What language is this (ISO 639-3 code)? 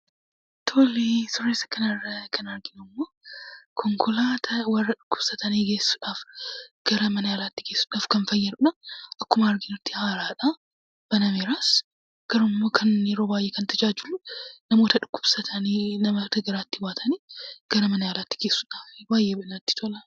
orm